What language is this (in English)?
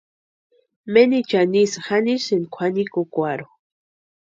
Western Highland Purepecha